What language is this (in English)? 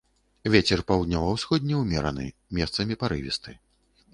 Belarusian